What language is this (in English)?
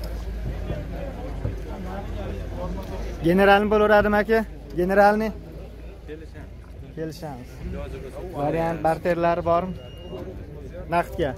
Turkish